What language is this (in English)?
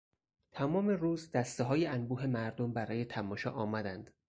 Persian